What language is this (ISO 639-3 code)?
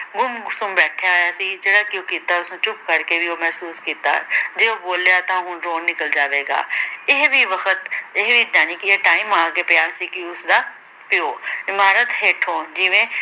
pan